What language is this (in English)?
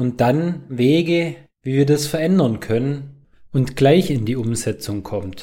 German